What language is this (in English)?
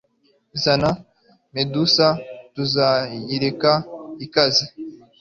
Kinyarwanda